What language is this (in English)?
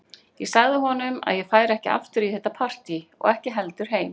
Icelandic